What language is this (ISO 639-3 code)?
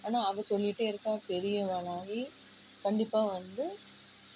tam